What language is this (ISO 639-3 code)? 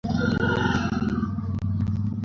ben